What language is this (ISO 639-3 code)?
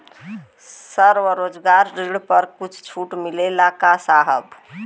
bho